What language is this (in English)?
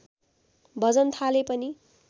Nepali